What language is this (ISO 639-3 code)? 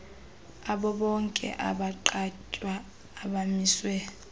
xho